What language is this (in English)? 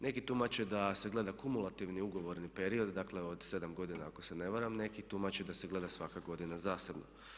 Croatian